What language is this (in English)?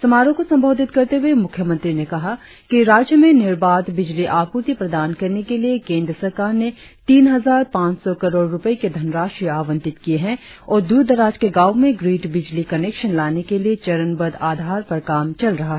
Hindi